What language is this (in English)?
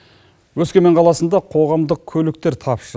Kazakh